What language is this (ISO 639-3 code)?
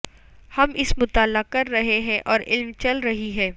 urd